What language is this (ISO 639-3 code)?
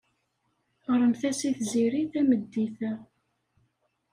kab